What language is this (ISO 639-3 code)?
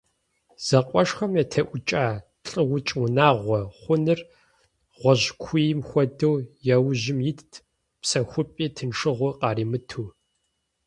kbd